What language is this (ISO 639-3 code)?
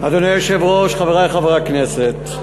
heb